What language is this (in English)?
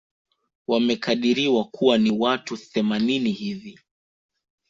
Swahili